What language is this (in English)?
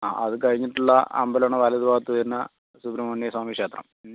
Malayalam